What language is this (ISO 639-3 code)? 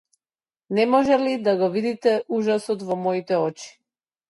mkd